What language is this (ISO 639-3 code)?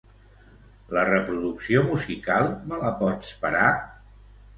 cat